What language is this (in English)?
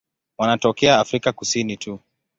Swahili